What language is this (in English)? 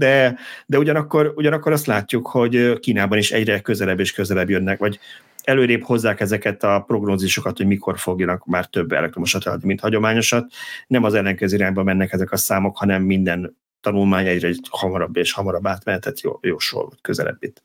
Hungarian